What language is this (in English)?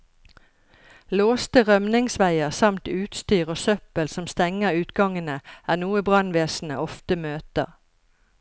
Norwegian